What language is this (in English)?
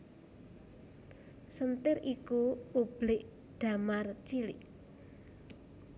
Javanese